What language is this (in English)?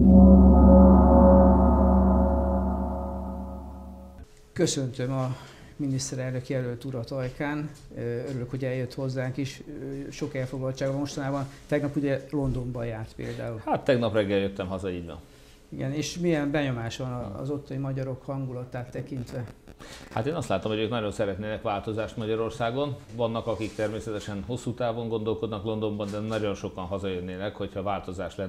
Hungarian